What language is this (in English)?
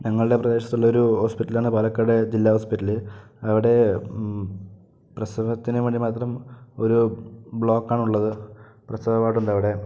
Malayalam